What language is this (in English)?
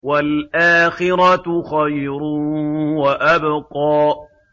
Arabic